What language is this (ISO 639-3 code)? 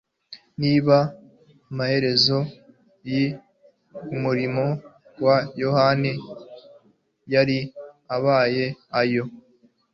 kin